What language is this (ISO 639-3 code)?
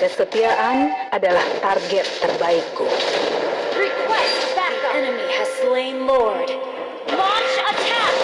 ind